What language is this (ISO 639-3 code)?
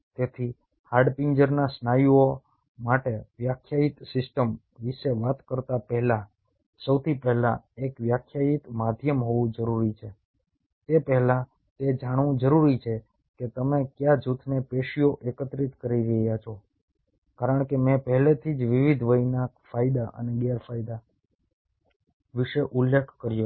guj